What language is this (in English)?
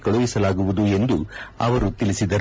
Kannada